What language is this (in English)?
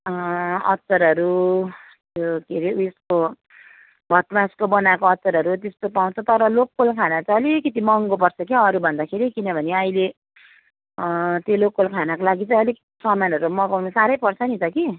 Nepali